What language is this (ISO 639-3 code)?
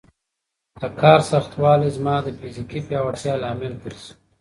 pus